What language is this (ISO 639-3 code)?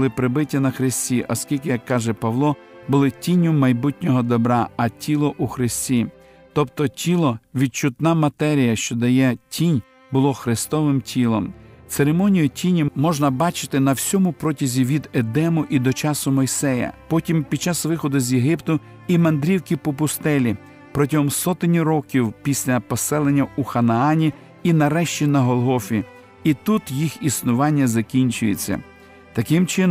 ukr